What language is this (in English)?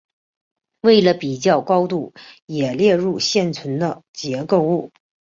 Chinese